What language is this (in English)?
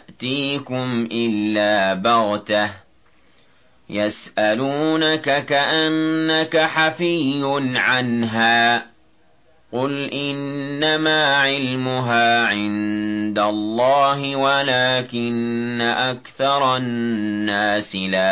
Arabic